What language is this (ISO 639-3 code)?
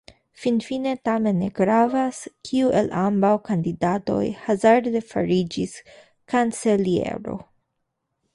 epo